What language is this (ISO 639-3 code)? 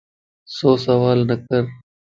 lss